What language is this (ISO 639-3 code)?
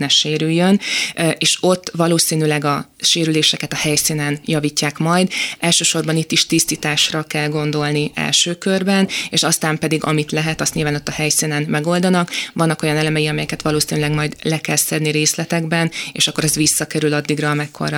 hun